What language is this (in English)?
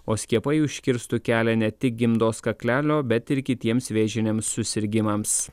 Lithuanian